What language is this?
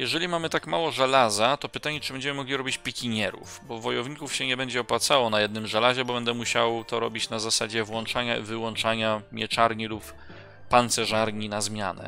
Polish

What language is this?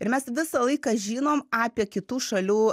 Lithuanian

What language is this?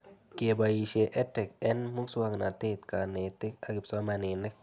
Kalenjin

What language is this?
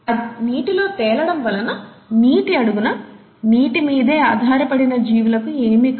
Telugu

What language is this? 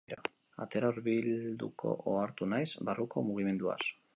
Basque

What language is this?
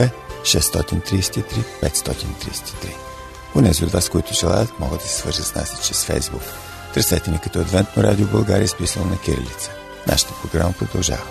Bulgarian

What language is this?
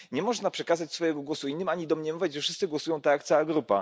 Polish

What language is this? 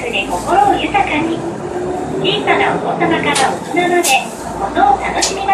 Japanese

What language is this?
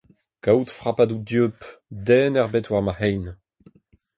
Breton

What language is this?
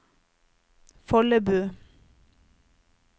Norwegian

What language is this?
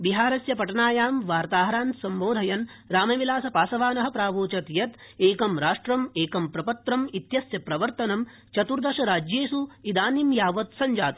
Sanskrit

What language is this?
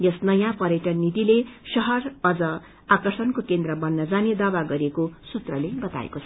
Nepali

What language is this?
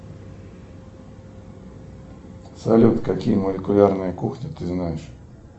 Russian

